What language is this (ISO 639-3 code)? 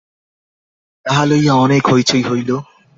ben